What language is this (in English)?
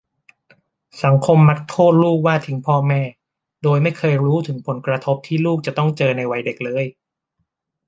Thai